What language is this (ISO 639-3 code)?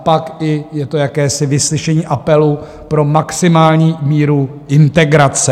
ces